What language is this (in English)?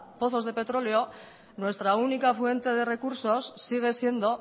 Spanish